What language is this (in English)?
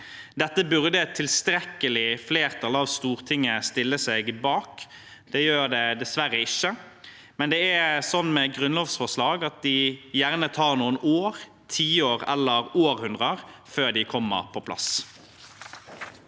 Norwegian